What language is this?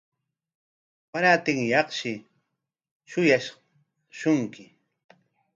Corongo Ancash Quechua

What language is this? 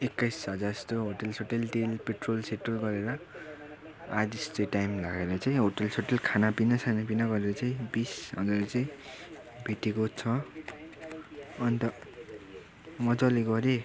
Nepali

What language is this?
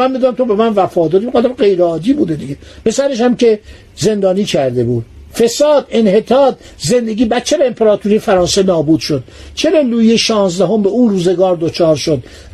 Persian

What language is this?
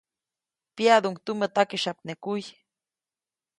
Copainalá Zoque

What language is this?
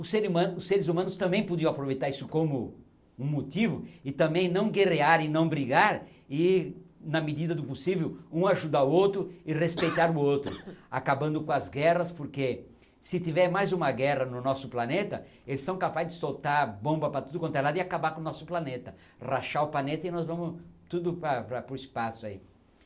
Portuguese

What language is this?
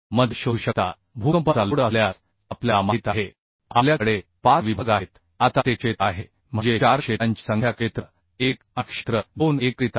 Marathi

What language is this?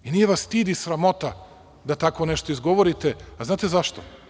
Serbian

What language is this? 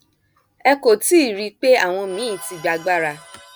Yoruba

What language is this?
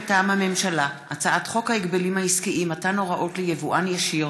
Hebrew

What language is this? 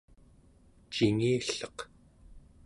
Central Yupik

